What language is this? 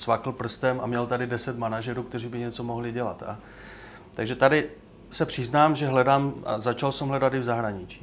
Czech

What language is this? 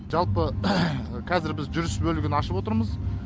Kazakh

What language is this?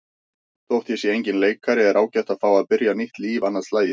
Icelandic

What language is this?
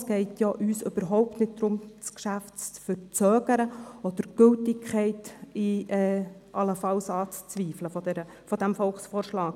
Swiss German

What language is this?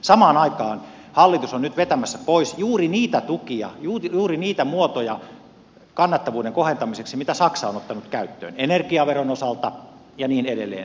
Finnish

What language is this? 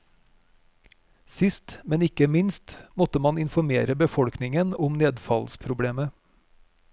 Norwegian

